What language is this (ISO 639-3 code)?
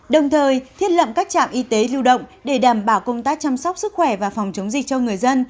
vie